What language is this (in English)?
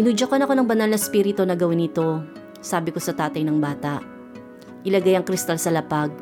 Filipino